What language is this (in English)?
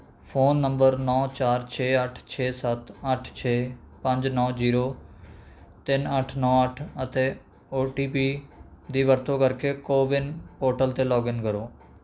Punjabi